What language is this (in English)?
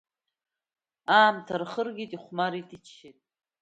Abkhazian